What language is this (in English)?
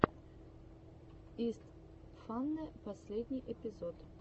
Russian